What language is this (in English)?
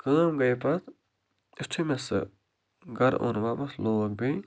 Kashmiri